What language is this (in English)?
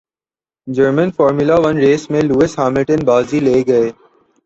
Urdu